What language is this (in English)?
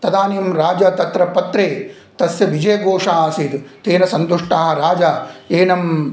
Sanskrit